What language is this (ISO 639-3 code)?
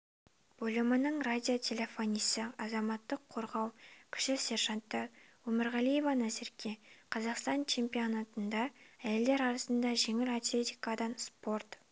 kaz